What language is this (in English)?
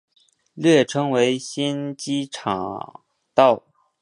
Chinese